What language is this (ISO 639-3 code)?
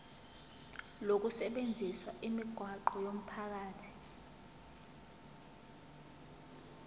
zul